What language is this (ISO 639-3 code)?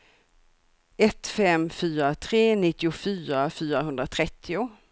swe